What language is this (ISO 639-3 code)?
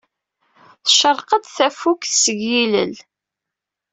kab